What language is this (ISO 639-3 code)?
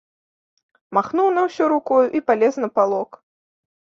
bel